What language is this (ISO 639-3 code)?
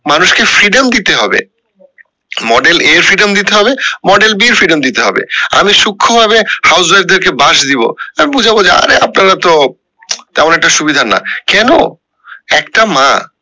ben